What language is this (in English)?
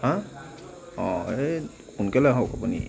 Assamese